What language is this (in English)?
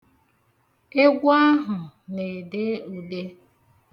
Igbo